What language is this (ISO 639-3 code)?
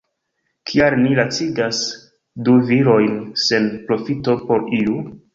epo